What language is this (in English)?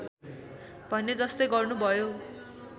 Nepali